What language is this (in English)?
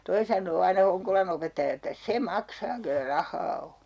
Finnish